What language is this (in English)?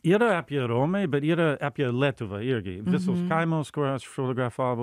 Lithuanian